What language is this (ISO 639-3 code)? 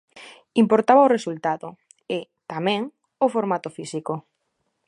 glg